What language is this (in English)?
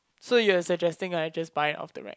English